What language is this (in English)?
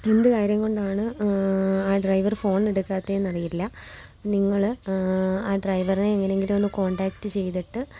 Malayalam